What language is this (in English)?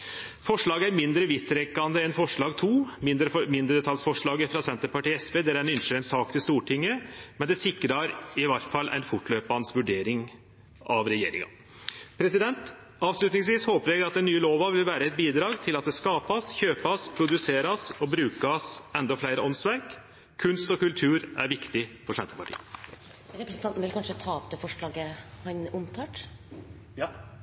Norwegian